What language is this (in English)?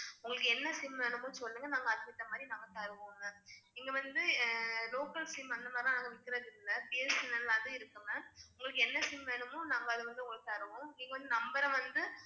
Tamil